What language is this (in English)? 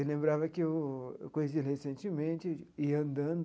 Portuguese